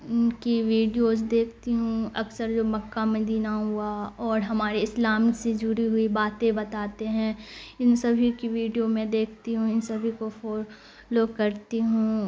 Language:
Urdu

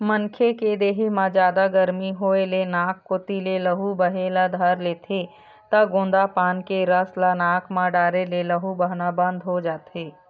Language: Chhattisgarhi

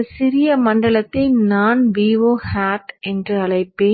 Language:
Tamil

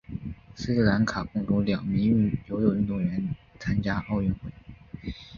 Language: Chinese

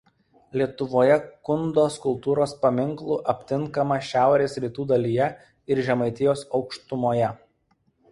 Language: Lithuanian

